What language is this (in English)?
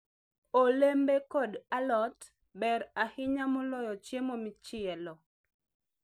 Luo (Kenya and Tanzania)